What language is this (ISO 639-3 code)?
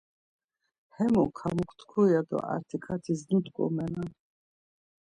lzz